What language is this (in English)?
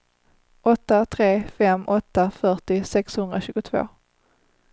Swedish